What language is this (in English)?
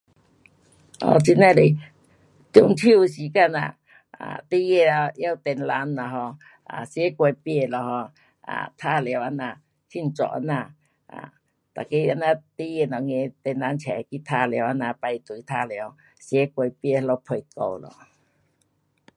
Pu-Xian Chinese